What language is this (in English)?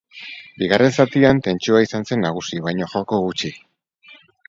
Basque